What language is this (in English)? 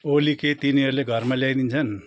Nepali